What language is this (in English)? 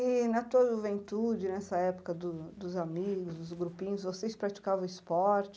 Portuguese